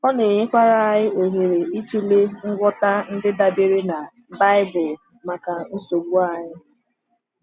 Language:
Igbo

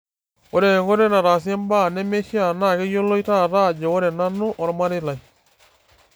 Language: Masai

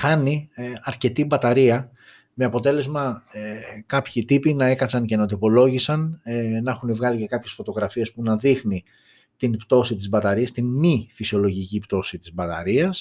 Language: Greek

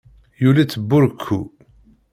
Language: Kabyle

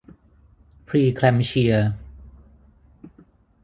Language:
Thai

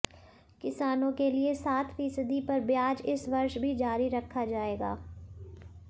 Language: Hindi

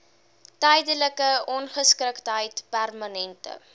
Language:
Afrikaans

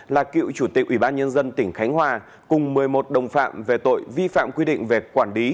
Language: Vietnamese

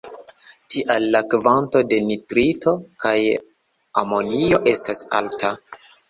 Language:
Esperanto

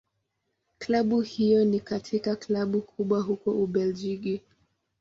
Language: Swahili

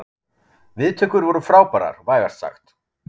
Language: Icelandic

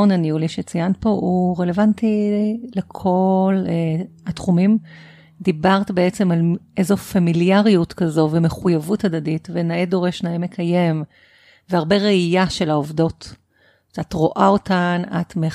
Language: Hebrew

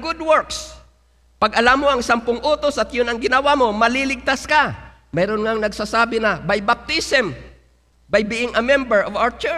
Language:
Filipino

